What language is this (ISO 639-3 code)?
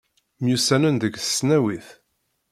kab